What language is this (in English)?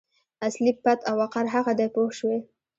Pashto